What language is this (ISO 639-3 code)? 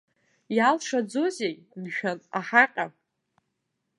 abk